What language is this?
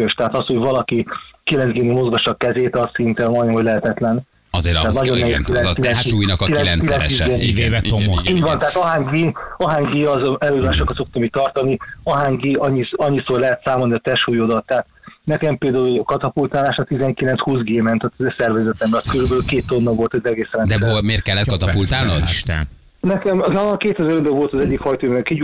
Hungarian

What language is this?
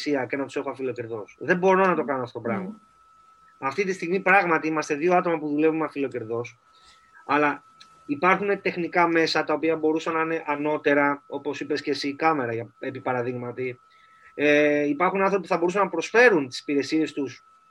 Greek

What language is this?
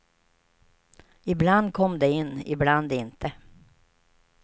Swedish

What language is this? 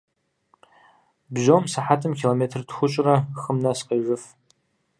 Kabardian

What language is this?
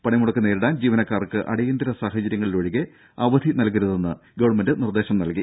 Malayalam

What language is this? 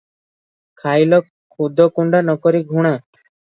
Odia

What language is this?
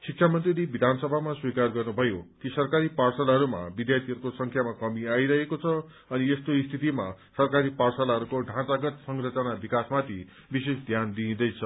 Nepali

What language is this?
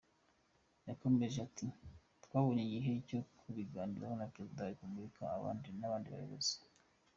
Kinyarwanda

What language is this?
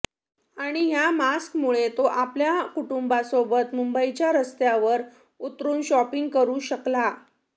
Marathi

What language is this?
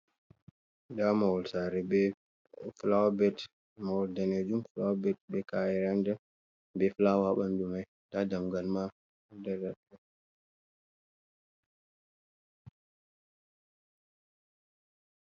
Fula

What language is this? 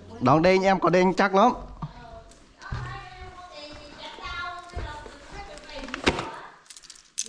Vietnamese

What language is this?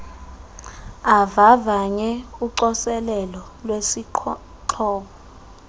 Xhosa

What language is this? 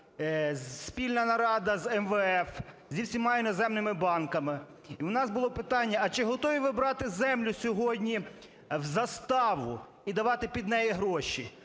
Ukrainian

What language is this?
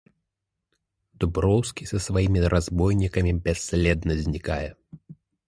Belarusian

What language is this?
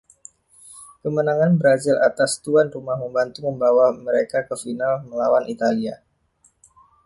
Indonesian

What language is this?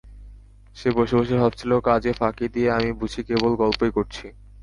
Bangla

